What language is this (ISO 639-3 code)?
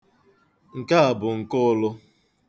ibo